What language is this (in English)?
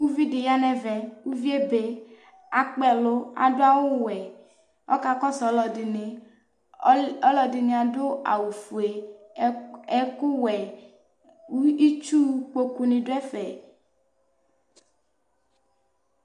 Ikposo